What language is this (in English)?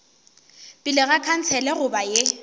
Northern Sotho